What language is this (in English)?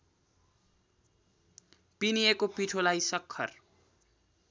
Nepali